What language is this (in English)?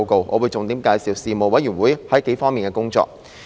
Cantonese